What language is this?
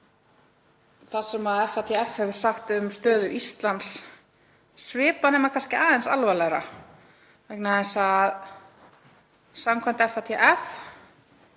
Icelandic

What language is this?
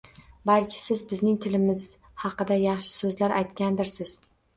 Uzbek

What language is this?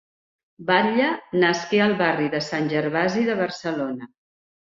Catalan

